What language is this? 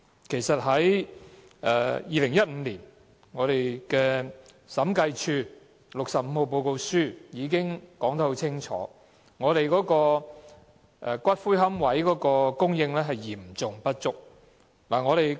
Cantonese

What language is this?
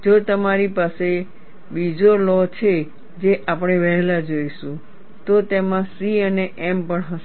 Gujarati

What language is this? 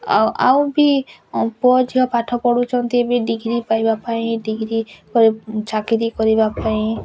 Odia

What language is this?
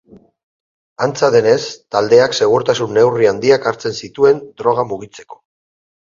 Basque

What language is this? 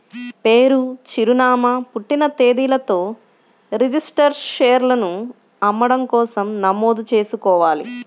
Telugu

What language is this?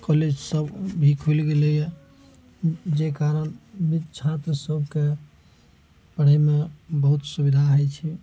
Maithili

